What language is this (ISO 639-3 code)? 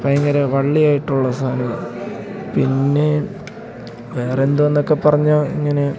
mal